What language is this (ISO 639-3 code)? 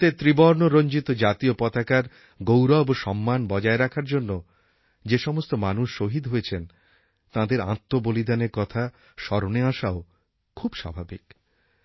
ben